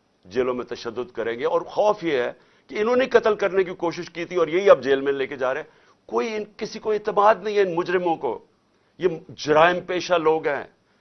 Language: Urdu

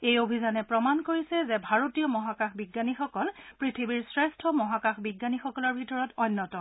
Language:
Assamese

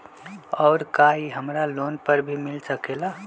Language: Magahi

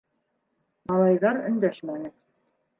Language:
Bashkir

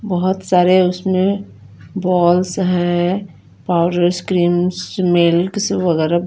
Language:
Hindi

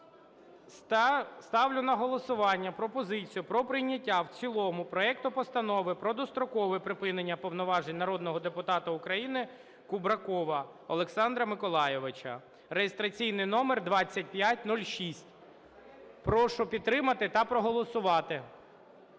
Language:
Ukrainian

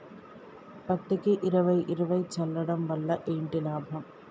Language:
Telugu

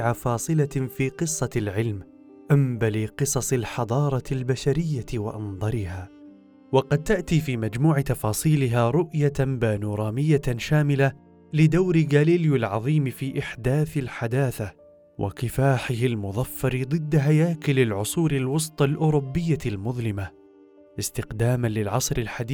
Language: Arabic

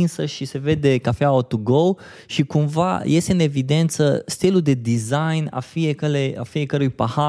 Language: Romanian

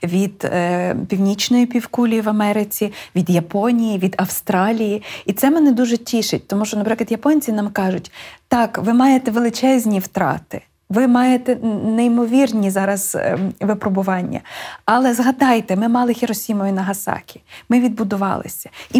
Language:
Ukrainian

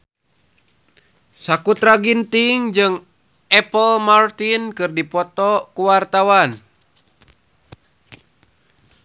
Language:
Sundanese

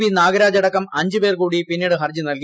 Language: Malayalam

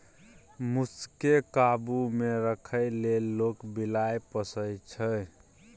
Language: Maithili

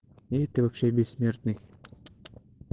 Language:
Russian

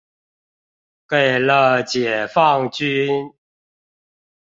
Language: Chinese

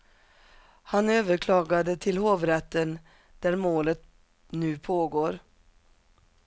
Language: Swedish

